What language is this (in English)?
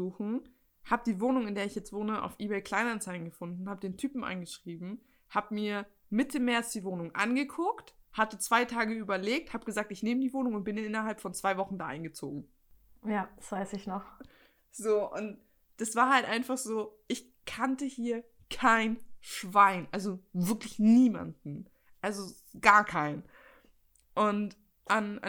German